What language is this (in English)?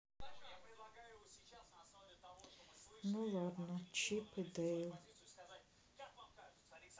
Russian